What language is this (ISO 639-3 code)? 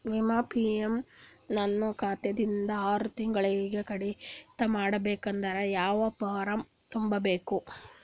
kan